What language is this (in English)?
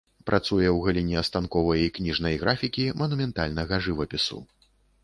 Belarusian